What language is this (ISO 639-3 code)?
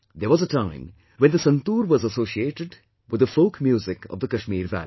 eng